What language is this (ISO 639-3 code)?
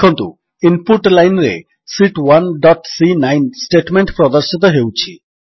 ori